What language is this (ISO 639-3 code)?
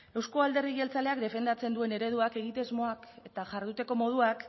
eus